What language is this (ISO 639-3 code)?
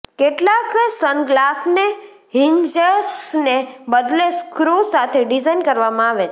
guj